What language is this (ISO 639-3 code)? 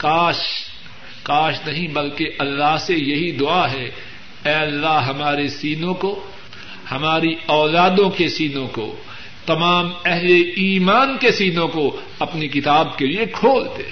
urd